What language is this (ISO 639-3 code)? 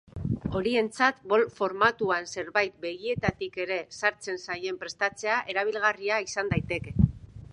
eus